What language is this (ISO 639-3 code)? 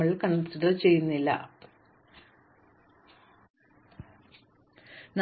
mal